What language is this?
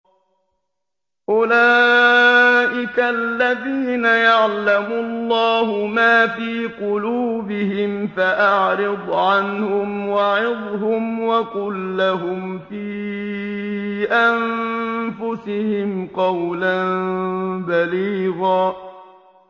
Arabic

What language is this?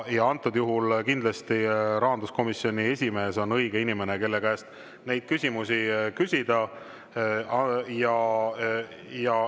Estonian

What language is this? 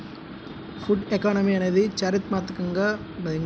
Telugu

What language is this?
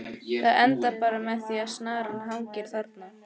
Icelandic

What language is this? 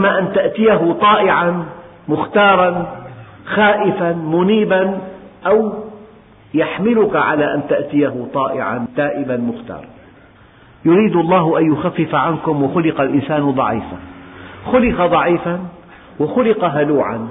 Arabic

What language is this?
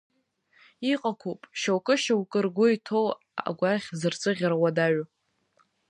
Abkhazian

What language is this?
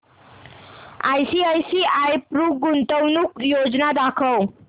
Marathi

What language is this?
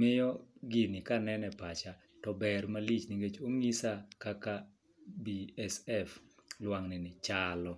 Luo (Kenya and Tanzania)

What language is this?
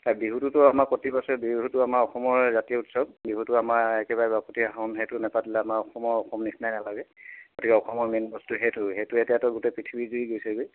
Assamese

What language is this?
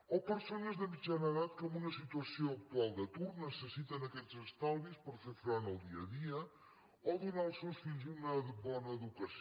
Catalan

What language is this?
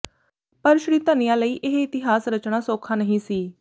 Punjabi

